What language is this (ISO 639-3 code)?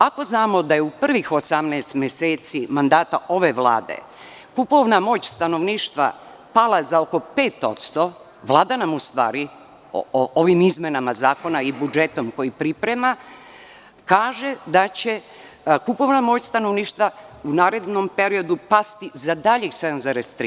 srp